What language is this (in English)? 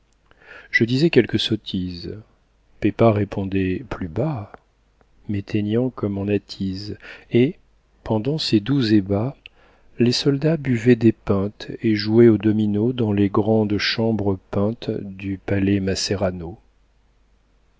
French